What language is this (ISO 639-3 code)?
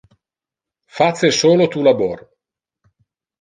ina